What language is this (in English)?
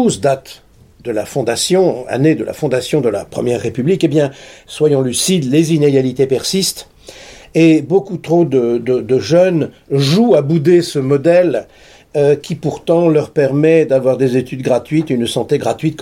French